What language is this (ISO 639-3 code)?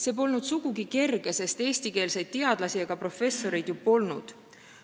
est